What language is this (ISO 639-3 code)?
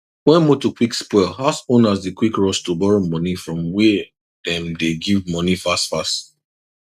pcm